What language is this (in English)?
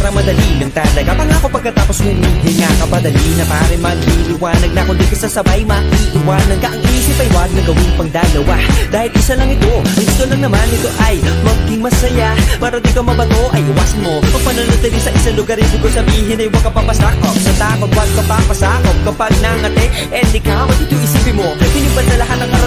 Arabic